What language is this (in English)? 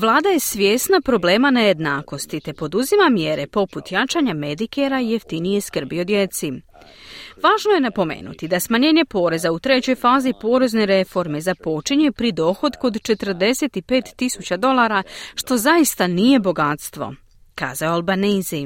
Croatian